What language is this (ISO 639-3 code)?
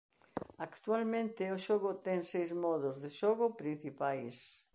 glg